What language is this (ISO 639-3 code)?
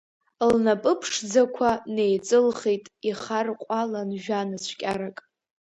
abk